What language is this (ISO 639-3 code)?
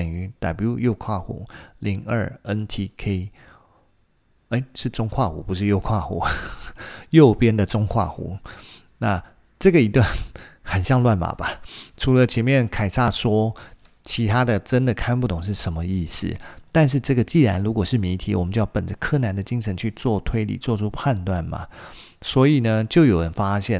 zho